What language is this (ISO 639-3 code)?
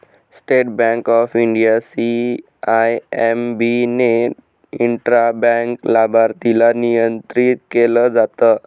mar